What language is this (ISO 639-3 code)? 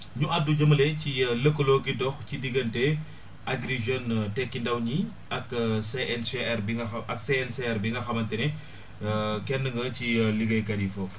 wol